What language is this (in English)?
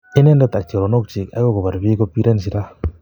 Kalenjin